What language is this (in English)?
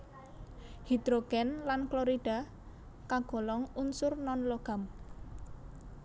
Javanese